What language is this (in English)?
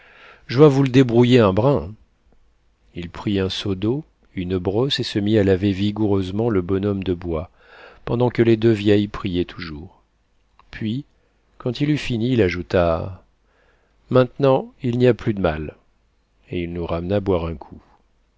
French